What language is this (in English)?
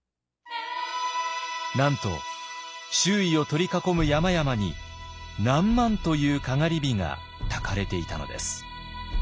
Japanese